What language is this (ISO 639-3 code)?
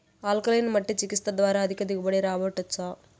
tel